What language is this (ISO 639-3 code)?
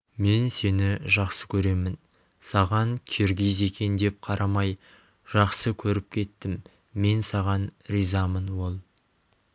kaz